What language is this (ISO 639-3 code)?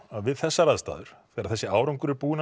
isl